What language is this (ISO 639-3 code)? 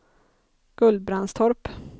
swe